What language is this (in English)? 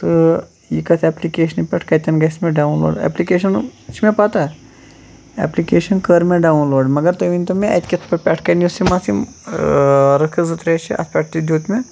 Kashmiri